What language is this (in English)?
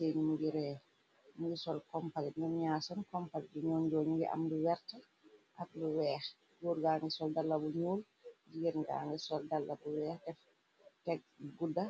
Wolof